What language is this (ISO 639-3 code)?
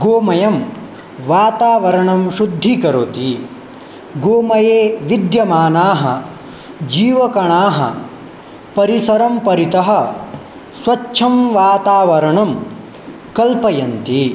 san